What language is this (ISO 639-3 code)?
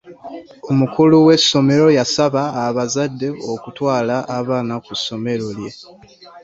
lug